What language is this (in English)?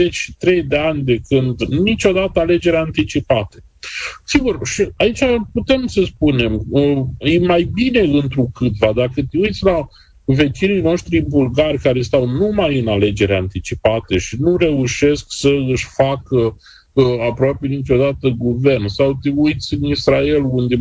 Romanian